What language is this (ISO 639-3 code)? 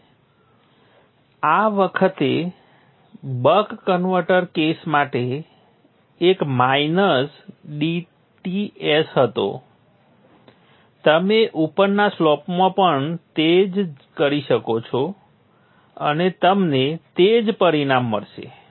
guj